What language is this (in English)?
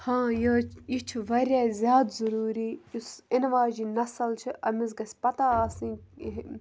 Kashmiri